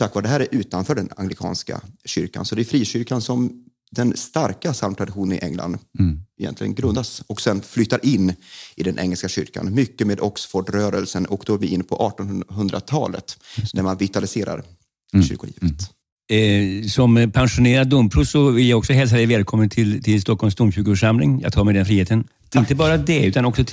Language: Swedish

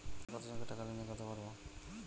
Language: Bangla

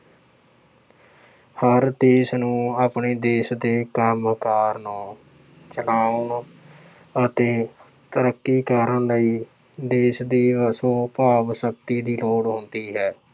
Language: Punjabi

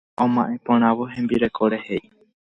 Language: Guarani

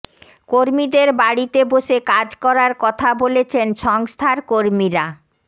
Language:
Bangla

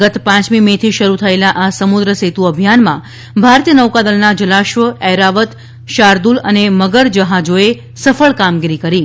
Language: Gujarati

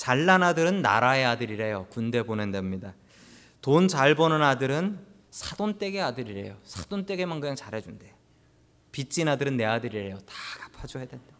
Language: Korean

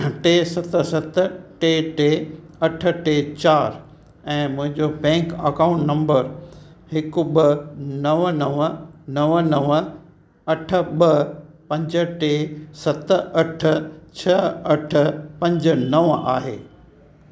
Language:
Sindhi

